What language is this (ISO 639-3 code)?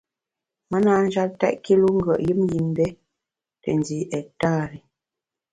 bax